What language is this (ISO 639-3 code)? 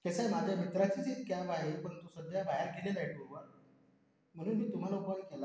mar